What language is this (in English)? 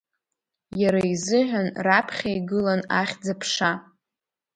Abkhazian